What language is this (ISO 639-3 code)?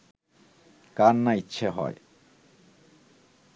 ben